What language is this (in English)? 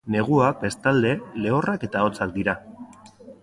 Basque